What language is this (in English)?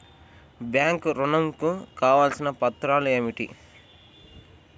Telugu